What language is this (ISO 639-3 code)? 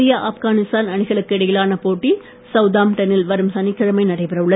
tam